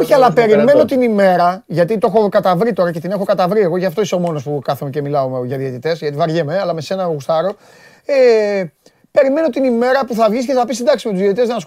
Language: Greek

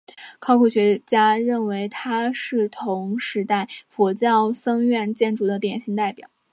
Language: Chinese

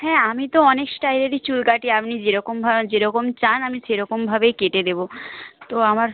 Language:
Bangla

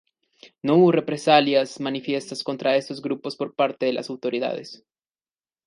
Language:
Spanish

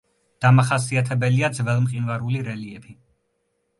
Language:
Georgian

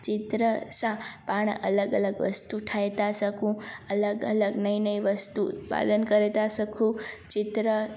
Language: Sindhi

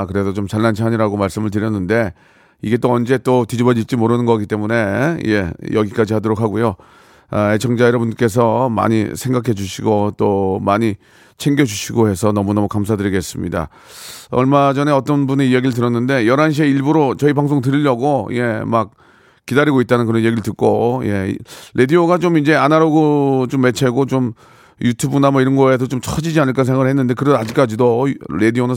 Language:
Korean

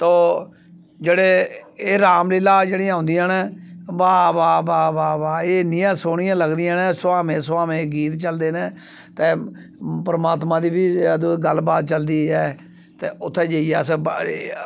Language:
Dogri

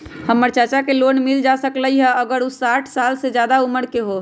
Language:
Magahi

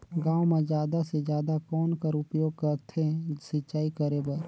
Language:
Chhattisgarhi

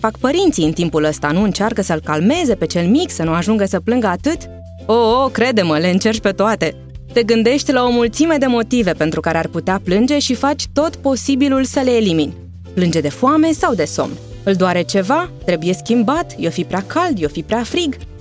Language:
Romanian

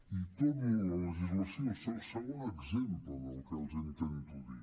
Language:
Catalan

